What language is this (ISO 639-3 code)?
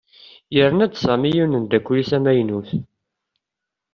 kab